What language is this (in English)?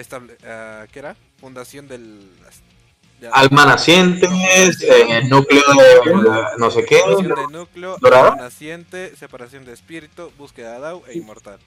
Spanish